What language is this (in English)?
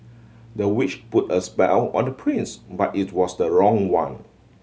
English